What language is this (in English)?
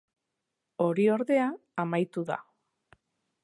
Basque